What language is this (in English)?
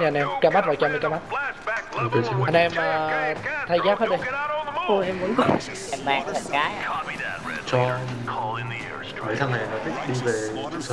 Vietnamese